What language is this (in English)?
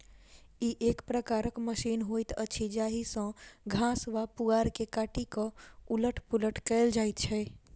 Maithili